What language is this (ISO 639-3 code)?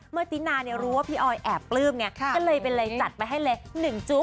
tha